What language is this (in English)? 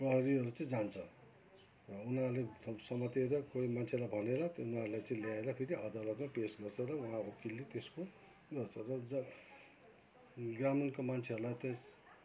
Nepali